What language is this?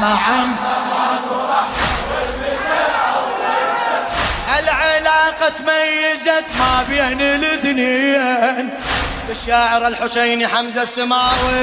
Arabic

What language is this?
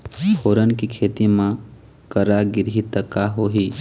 Chhattisgarhi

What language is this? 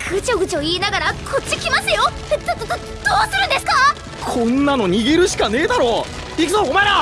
Japanese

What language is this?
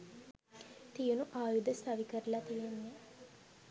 Sinhala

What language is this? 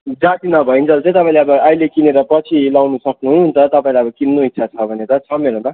Nepali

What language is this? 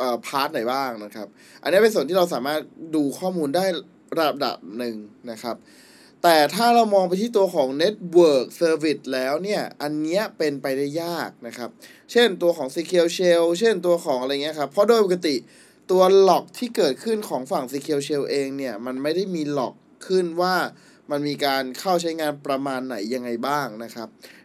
Thai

